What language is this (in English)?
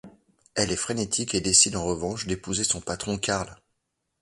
French